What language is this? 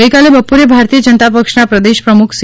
Gujarati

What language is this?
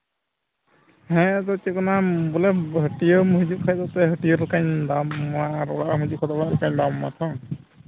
Santali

